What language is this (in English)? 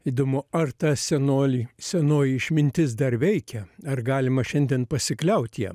Lithuanian